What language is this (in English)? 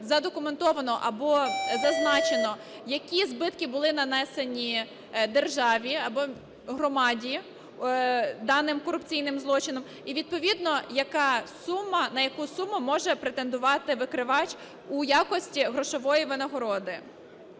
Ukrainian